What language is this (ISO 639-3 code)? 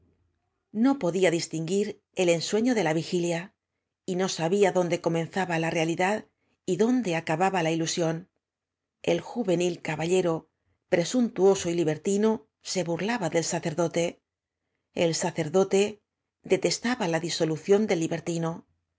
spa